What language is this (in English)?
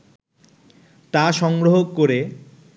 Bangla